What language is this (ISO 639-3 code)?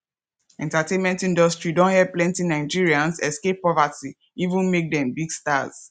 pcm